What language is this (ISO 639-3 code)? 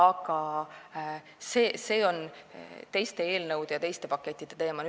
est